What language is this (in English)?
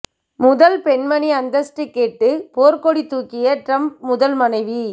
Tamil